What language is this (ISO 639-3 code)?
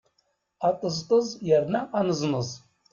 kab